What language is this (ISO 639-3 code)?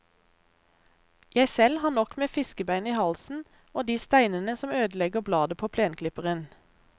nor